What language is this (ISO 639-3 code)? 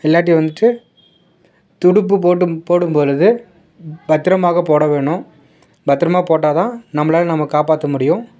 tam